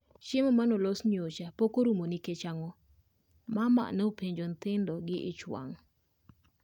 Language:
Luo (Kenya and Tanzania)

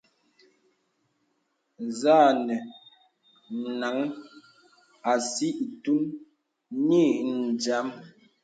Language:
Bebele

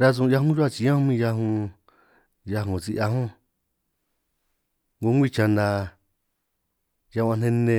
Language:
San Martín Itunyoso Triqui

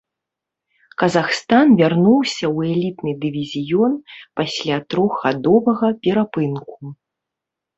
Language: Belarusian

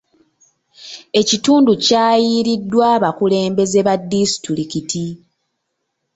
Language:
Ganda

